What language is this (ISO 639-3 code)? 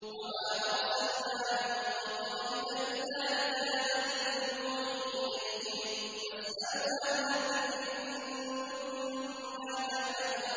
ara